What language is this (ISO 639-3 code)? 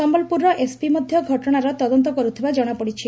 ori